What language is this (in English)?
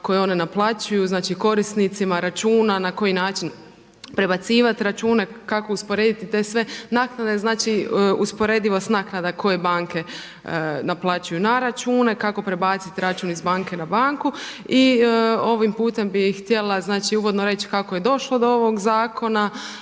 Croatian